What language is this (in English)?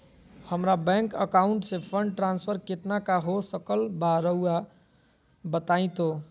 Magahi